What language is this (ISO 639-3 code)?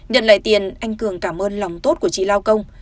vie